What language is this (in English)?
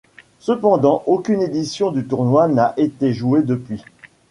French